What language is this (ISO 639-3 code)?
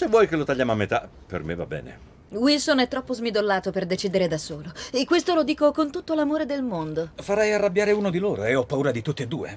ita